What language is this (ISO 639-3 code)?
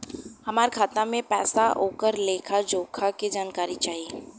bho